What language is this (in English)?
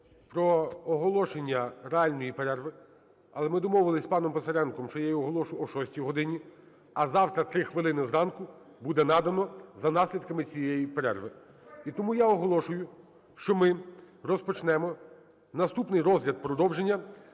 Ukrainian